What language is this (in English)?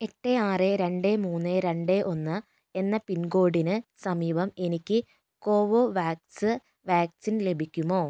Malayalam